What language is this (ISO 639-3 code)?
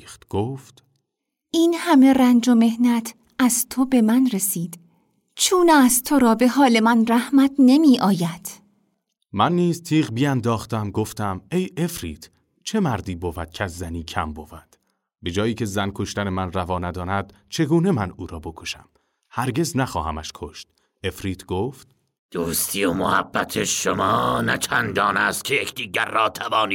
fas